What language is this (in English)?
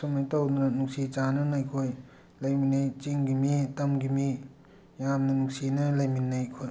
Manipuri